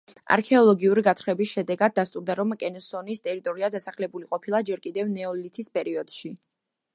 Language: Georgian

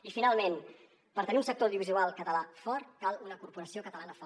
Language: Catalan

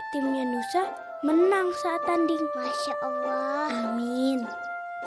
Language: Indonesian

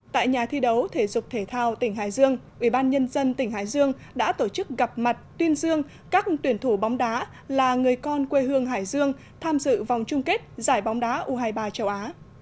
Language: Vietnamese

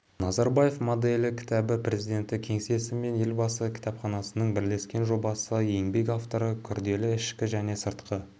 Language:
Kazakh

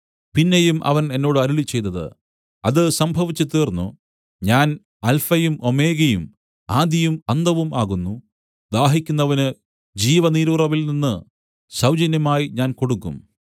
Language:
Malayalam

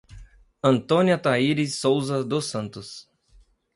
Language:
Portuguese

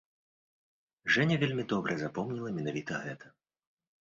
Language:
Belarusian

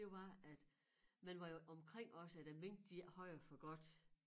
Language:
Danish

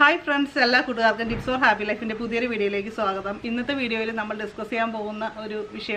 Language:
Hindi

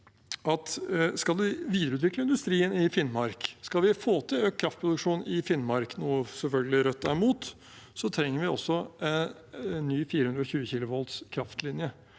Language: Norwegian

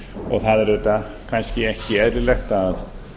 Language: Icelandic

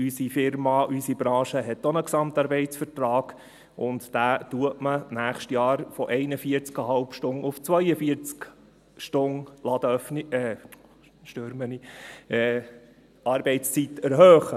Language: Swiss German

